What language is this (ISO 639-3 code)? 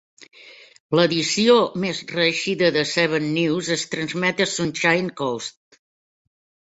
cat